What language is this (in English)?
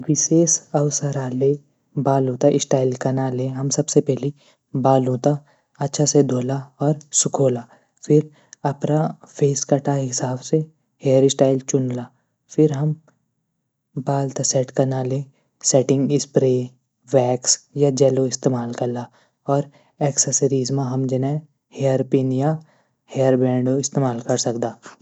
Garhwali